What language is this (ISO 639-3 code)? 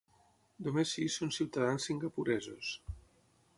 cat